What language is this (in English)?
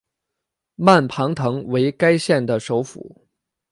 Chinese